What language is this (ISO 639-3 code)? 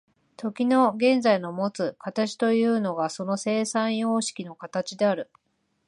jpn